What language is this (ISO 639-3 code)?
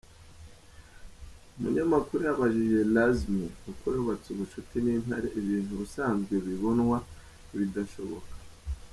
kin